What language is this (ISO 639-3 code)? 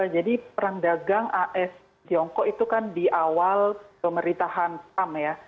ind